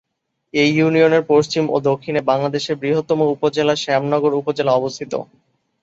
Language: Bangla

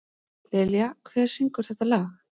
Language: Icelandic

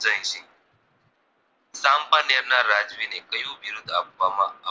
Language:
Gujarati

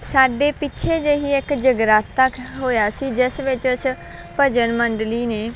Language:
Punjabi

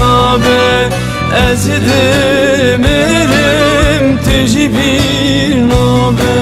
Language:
Turkish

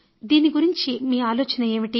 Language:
Telugu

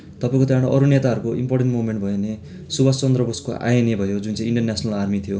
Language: Nepali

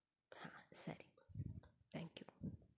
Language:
Kannada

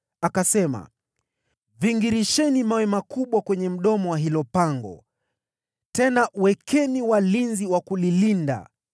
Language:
Swahili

